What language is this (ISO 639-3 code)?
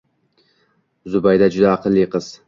uzb